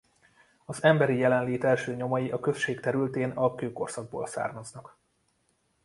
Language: Hungarian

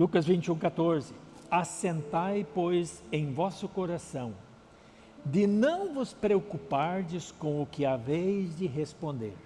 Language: Portuguese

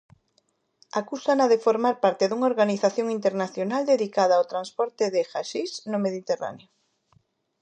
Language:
Galician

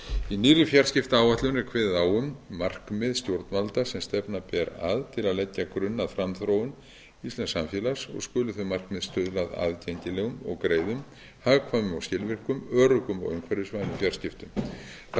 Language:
Icelandic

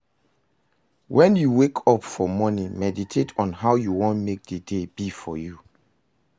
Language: Nigerian Pidgin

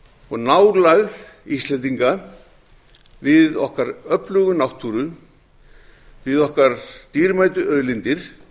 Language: Icelandic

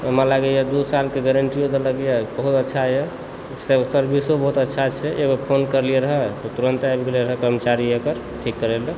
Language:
Maithili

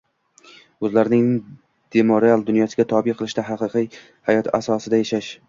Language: Uzbek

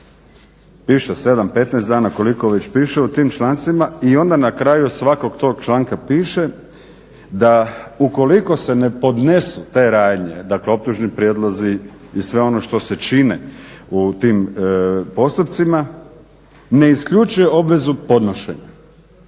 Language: Croatian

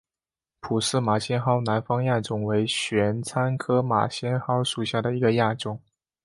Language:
Chinese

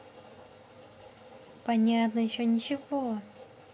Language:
Russian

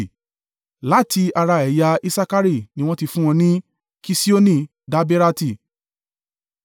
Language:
Yoruba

